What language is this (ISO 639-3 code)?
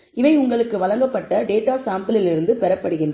tam